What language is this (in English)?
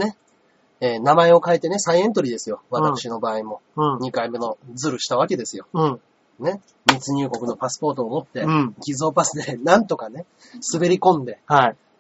Japanese